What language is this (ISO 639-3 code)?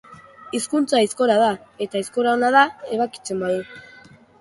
eus